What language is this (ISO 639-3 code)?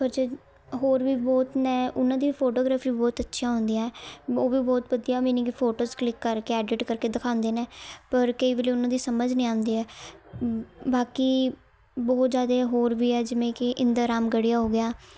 pan